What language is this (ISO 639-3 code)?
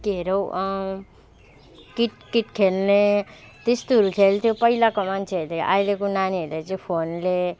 nep